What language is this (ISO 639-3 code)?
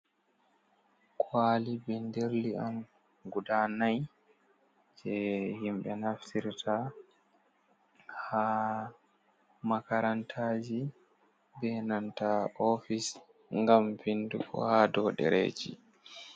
ful